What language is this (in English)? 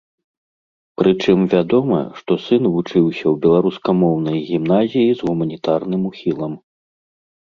Belarusian